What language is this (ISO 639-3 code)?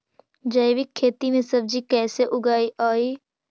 mag